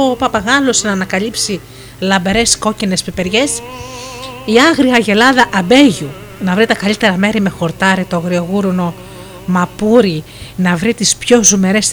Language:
Greek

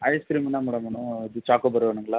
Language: Tamil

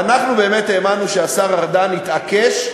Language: Hebrew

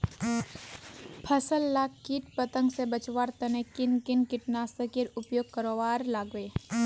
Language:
Magahi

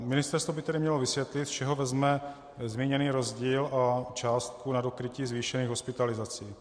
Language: Czech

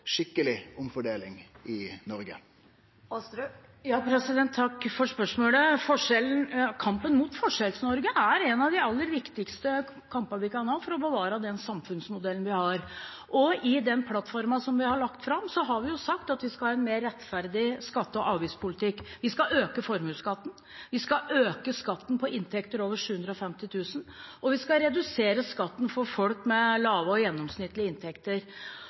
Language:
Norwegian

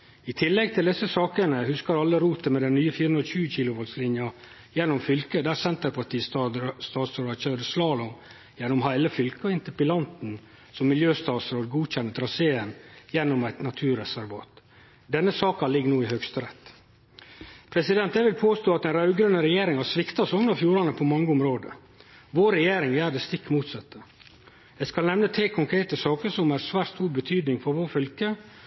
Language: Norwegian Nynorsk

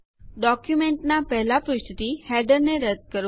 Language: Gujarati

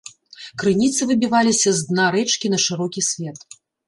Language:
Belarusian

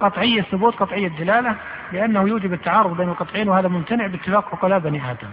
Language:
Arabic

